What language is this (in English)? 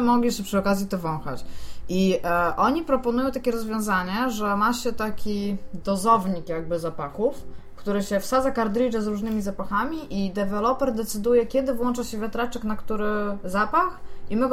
Polish